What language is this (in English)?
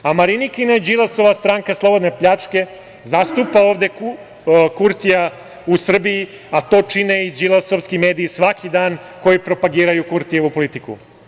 Serbian